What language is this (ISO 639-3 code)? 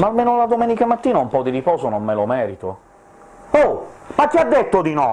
ita